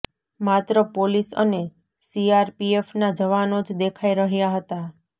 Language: Gujarati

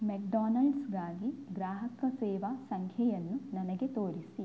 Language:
Kannada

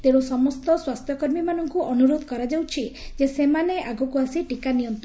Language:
Odia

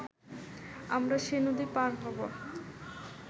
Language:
Bangla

